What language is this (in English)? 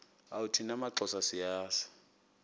Xhosa